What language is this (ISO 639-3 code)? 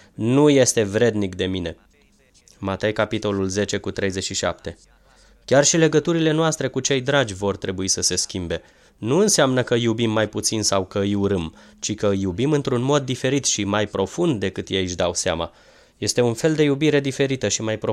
ron